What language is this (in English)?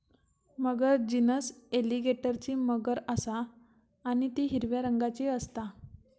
Marathi